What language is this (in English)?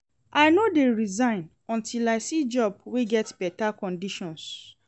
Nigerian Pidgin